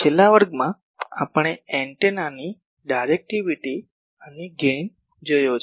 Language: Gujarati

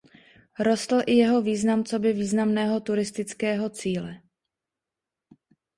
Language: Czech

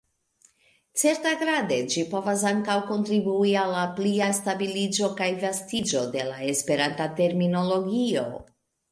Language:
Esperanto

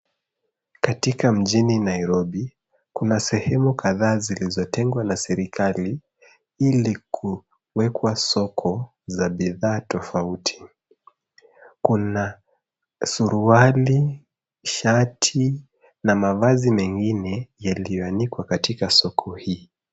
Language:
Swahili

